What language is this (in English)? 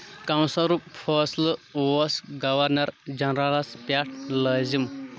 Kashmiri